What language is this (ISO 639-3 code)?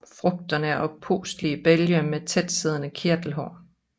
dan